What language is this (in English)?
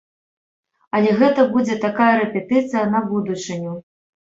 Belarusian